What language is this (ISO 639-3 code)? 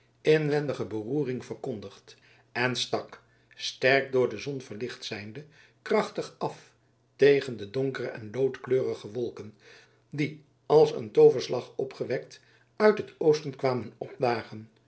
nld